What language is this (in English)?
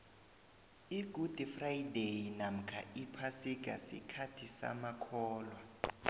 South Ndebele